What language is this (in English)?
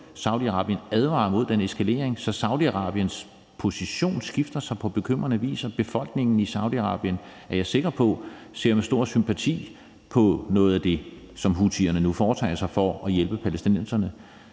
Danish